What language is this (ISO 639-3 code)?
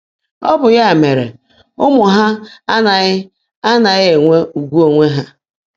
ibo